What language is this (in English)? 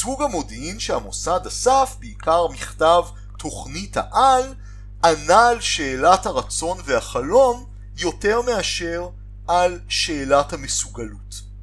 Hebrew